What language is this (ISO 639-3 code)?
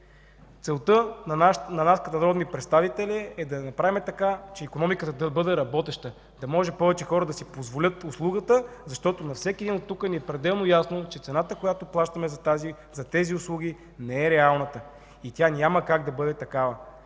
bul